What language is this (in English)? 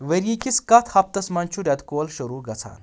Kashmiri